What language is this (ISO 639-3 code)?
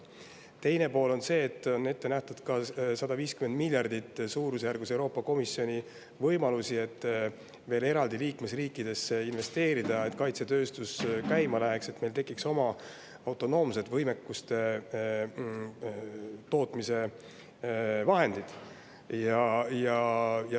est